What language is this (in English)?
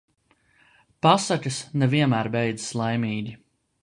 Latvian